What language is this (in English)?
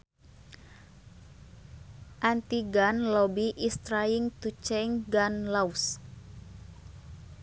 Sundanese